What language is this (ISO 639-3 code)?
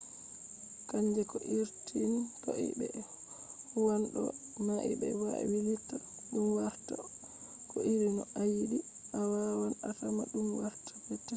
ful